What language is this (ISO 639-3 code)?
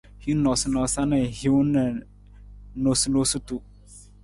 nmz